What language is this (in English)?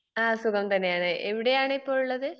Malayalam